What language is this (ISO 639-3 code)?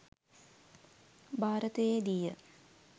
sin